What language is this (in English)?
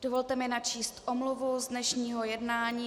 Czech